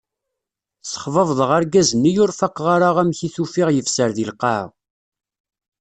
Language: Kabyle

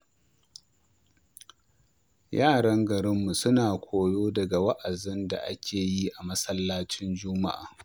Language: Hausa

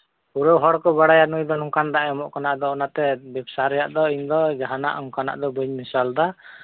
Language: Santali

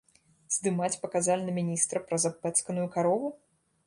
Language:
Belarusian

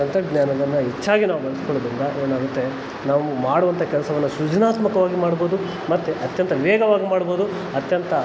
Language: Kannada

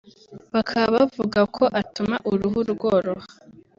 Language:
Kinyarwanda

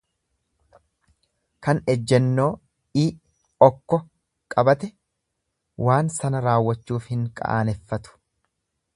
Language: Oromo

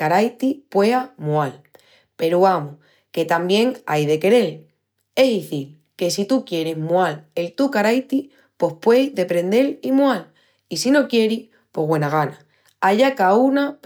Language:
Extremaduran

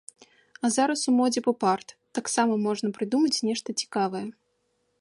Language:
Belarusian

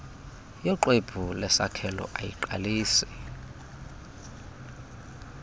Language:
Xhosa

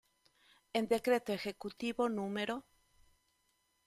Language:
Spanish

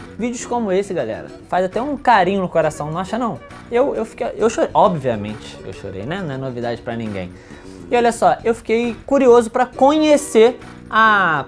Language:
Portuguese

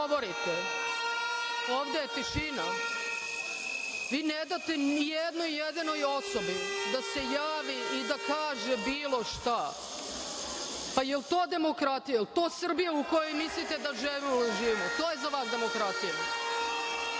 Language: Serbian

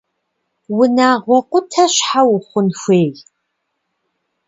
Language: Kabardian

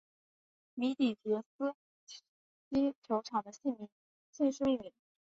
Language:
Chinese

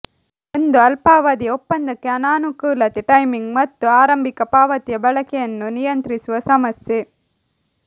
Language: Kannada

